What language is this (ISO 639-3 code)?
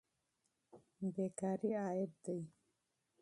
pus